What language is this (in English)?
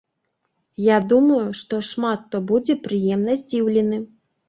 Belarusian